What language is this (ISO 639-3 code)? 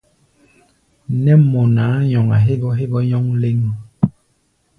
gba